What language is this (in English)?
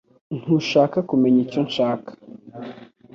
Kinyarwanda